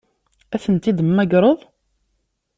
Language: Kabyle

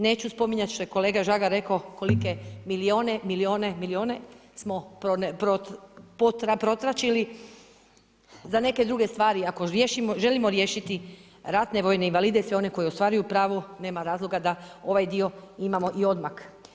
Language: Croatian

